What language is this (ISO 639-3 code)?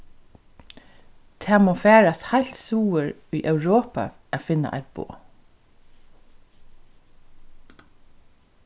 fao